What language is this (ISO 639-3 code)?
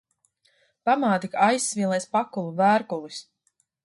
lav